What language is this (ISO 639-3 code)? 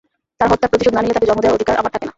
ben